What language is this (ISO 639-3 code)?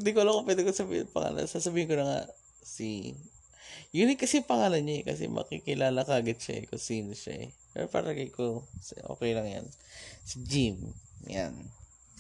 fil